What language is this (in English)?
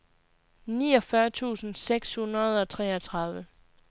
Danish